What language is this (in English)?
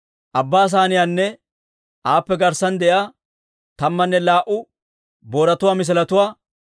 Dawro